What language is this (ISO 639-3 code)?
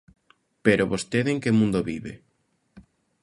glg